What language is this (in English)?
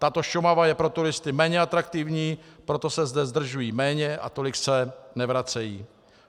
Czech